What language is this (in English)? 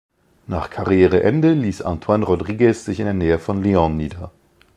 German